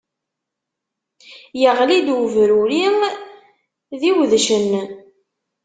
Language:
Kabyle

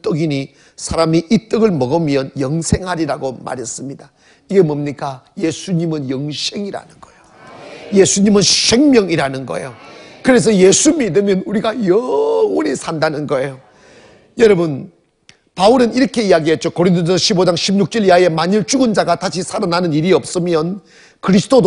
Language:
Korean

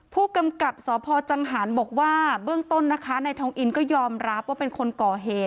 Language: Thai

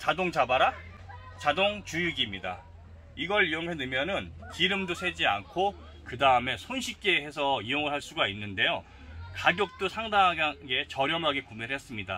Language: Korean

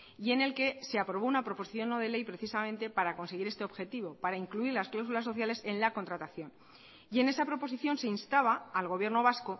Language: Spanish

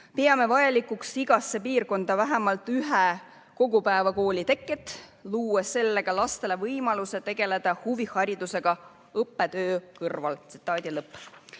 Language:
Estonian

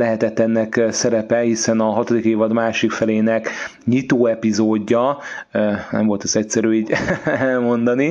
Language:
Hungarian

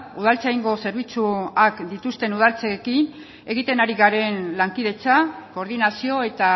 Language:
Basque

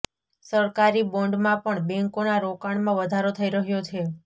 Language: Gujarati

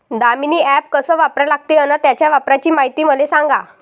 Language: Marathi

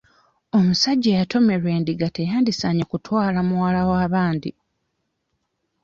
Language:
Ganda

